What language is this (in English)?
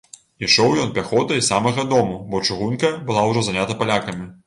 Belarusian